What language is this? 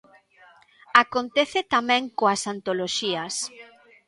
Galician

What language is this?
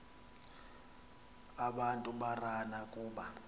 Xhosa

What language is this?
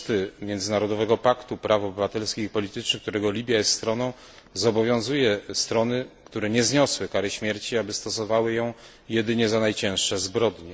Polish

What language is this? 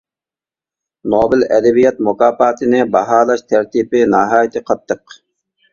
Uyghur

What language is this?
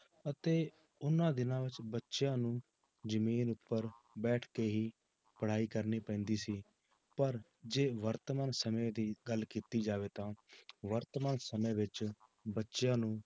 Punjabi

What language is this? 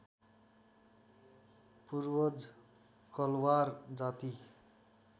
Nepali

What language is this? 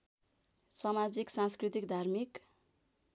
Nepali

